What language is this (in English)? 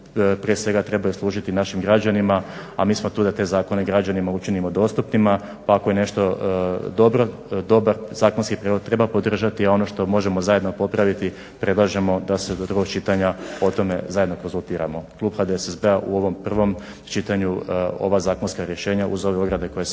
Croatian